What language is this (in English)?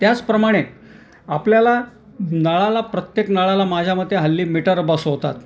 Marathi